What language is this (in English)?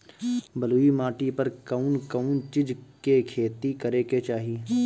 Bhojpuri